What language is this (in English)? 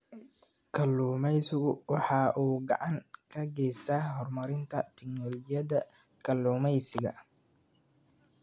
Somali